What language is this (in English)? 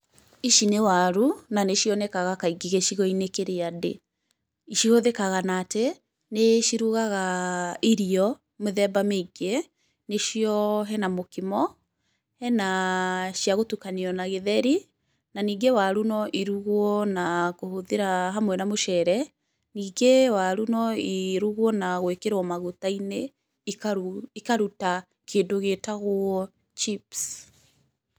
Kikuyu